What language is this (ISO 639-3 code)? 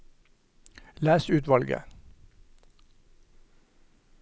nor